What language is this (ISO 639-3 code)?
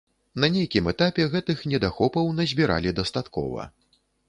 bel